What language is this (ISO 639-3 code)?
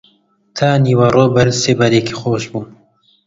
ckb